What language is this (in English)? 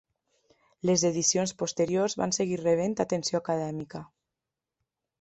Catalan